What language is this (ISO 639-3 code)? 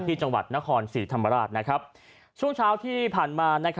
tha